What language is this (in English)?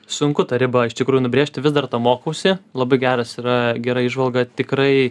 Lithuanian